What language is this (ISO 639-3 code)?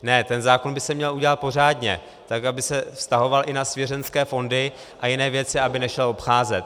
ces